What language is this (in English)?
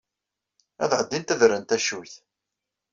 Kabyle